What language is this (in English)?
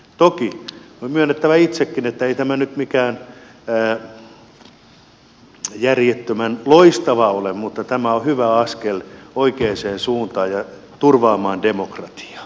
Finnish